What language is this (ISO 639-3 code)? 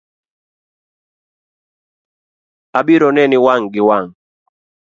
luo